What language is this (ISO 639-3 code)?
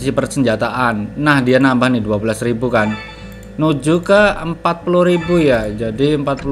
ind